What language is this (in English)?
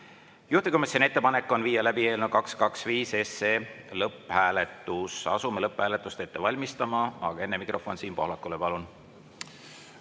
Estonian